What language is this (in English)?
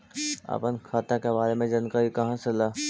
Magahi